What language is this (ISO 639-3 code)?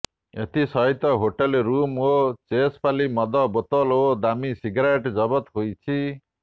ori